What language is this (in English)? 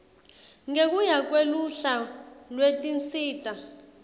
Swati